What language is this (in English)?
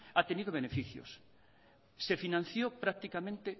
Spanish